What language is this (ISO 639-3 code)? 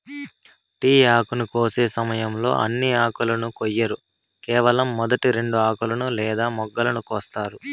tel